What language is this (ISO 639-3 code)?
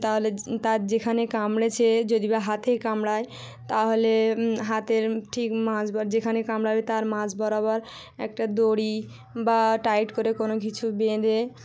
ben